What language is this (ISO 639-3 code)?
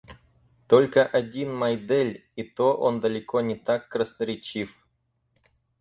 rus